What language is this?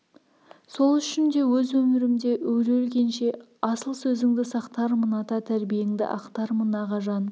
Kazakh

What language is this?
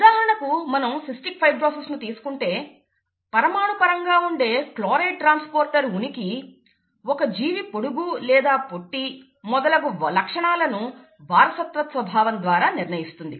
Telugu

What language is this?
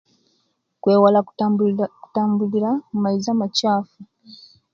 Kenyi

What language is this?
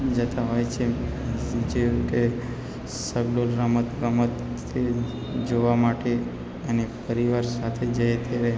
Gujarati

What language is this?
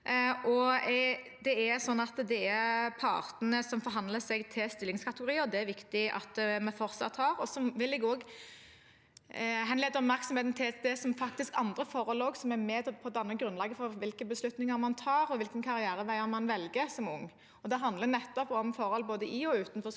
Norwegian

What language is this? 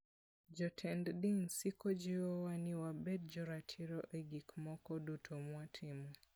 Luo (Kenya and Tanzania)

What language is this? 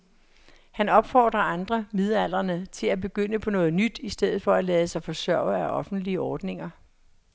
Danish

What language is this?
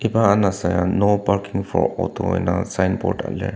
Ao Naga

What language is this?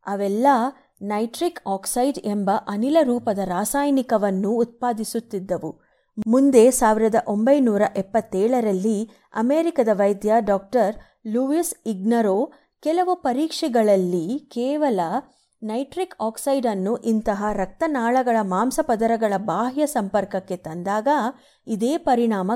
Kannada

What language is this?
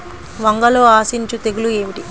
Telugu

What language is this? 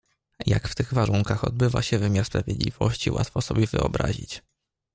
Polish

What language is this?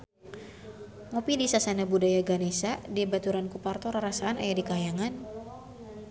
Sundanese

